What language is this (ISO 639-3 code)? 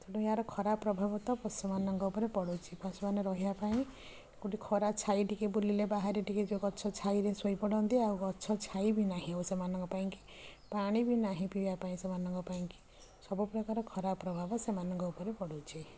ori